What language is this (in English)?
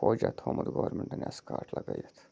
Kashmiri